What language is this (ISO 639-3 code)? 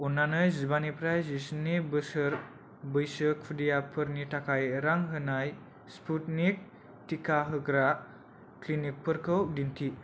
brx